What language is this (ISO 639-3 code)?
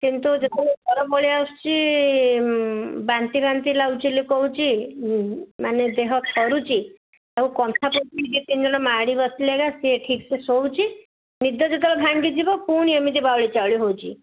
ori